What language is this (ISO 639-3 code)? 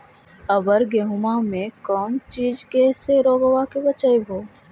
mag